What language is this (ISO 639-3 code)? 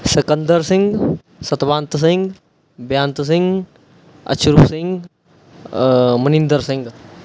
pan